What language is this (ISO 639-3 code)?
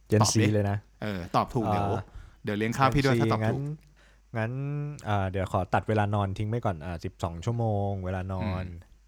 tha